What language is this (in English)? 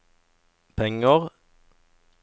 Norwegian